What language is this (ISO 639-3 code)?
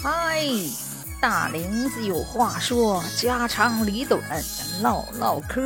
zho